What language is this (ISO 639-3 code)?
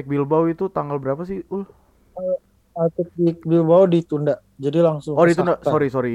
ind